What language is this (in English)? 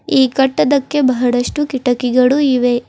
Kannada